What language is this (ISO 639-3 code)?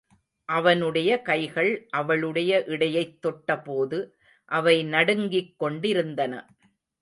tam